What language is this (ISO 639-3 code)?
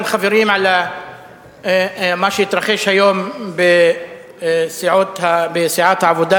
heb